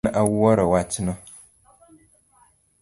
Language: Luo (Kenya and Tanzania)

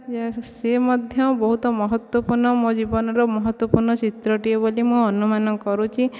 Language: Odia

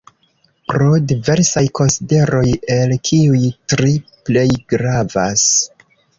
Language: Esperanto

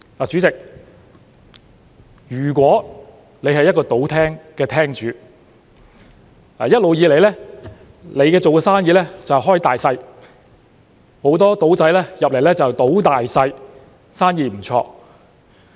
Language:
Cantonese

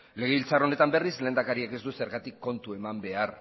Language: Basque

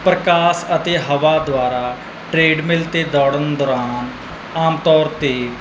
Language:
Punjabi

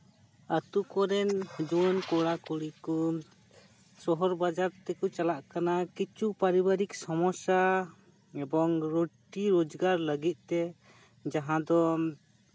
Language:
Santali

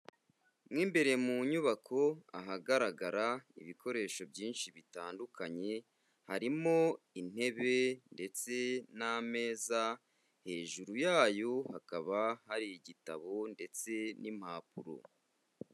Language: Kinyarwanda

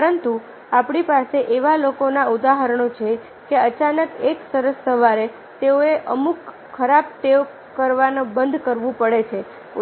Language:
Gujarati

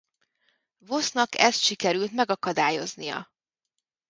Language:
Hungarian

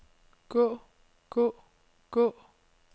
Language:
Danish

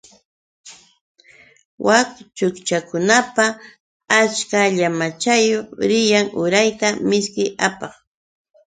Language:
Yauyos Quechua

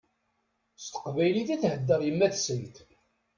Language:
Kabyle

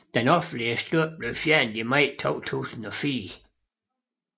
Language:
Danish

